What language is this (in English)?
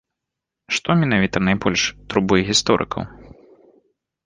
Belarusian